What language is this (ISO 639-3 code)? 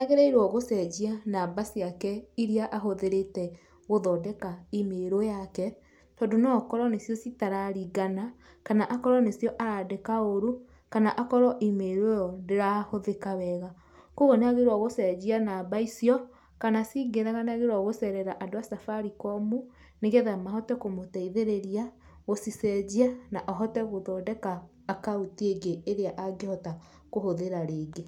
kik